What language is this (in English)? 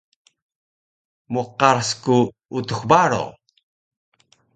Taroko